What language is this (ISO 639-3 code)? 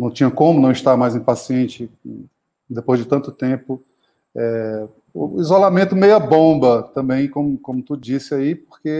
por